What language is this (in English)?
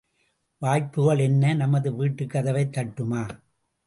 Tamil